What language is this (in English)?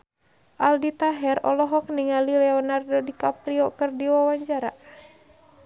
Sundanese